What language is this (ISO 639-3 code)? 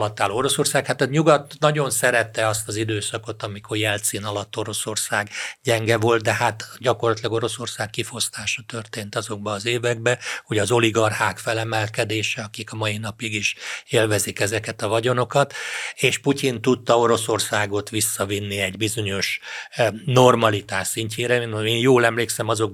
hun